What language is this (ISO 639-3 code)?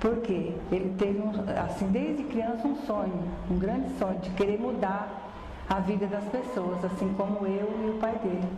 por